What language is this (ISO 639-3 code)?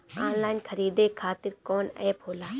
bho